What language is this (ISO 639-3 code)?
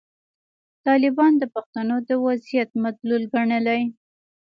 pus